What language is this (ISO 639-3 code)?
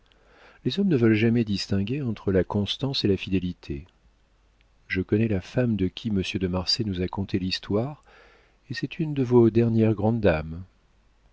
fra